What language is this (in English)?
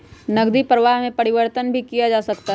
Magahi